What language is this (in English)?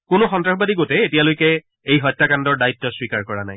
Assamese